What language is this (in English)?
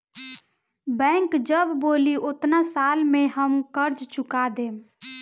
Bhojpuri